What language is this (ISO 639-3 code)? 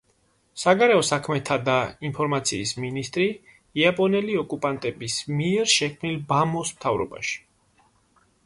kat